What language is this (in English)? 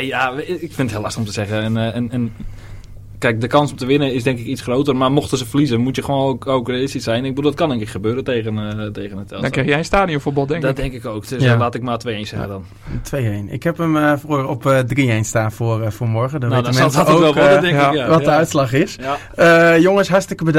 Dutch